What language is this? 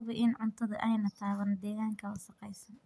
Somali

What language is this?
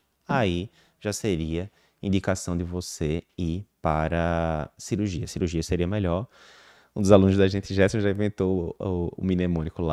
Portuguese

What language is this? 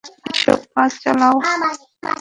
Bangla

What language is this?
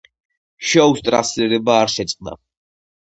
Georgian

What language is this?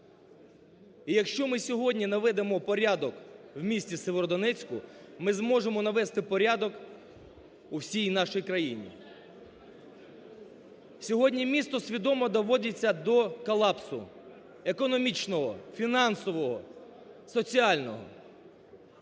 Ukrainian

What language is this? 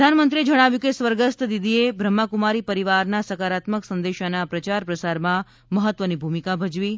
Gujarati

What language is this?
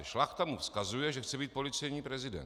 Czech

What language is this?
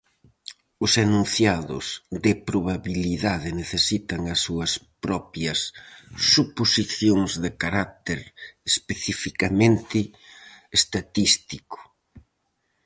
Galician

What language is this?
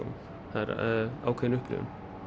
Icelandic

